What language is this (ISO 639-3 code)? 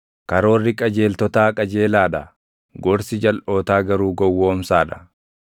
orm